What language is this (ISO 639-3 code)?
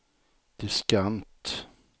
swe